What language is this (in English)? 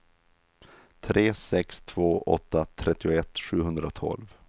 Swedish